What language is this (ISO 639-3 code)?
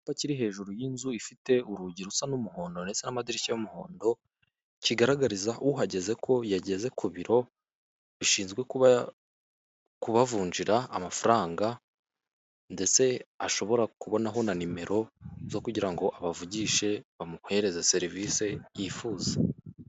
kin